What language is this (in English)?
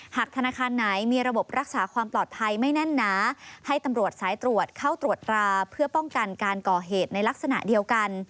Thai